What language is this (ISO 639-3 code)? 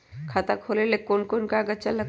mag